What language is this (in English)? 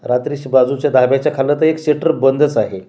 Marathi